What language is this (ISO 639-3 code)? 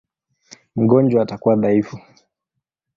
swa